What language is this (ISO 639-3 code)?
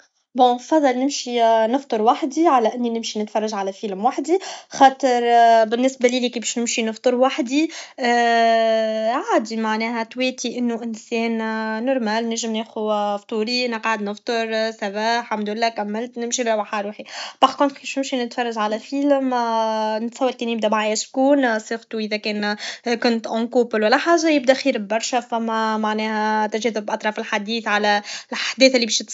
aeb